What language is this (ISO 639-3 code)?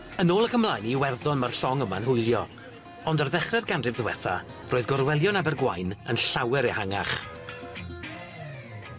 cym